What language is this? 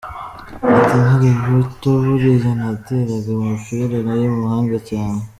Kinyarwanda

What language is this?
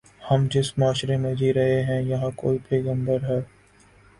Urdu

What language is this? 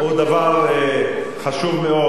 Hebrew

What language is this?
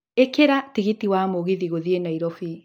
Kikuyu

